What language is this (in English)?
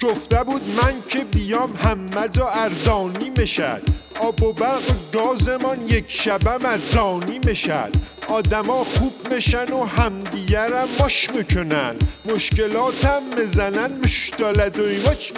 Persian